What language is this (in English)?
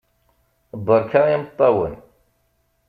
Kabyle